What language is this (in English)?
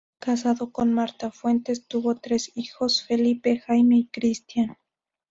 Spanish